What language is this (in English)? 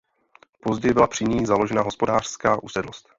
Czech